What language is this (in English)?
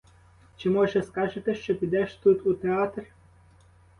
Ukrainian